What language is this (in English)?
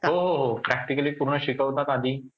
Marathi